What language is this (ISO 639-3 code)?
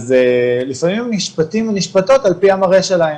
heb